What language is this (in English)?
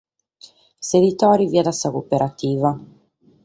Sardinian